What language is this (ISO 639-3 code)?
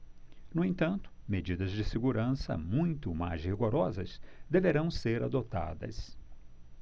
por